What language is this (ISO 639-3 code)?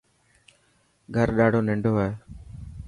mki